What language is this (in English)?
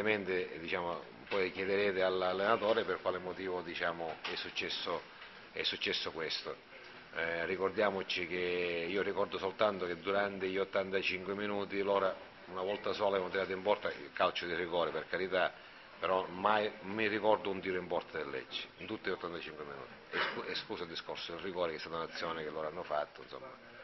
Italian